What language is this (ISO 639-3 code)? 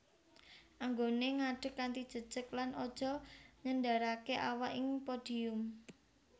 jav